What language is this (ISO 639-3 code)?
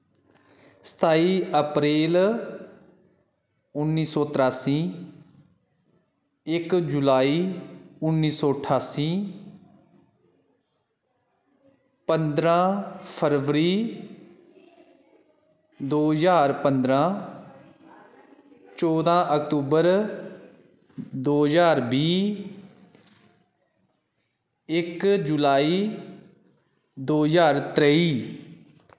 doi